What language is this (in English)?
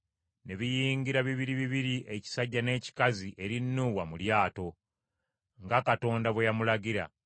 Ganda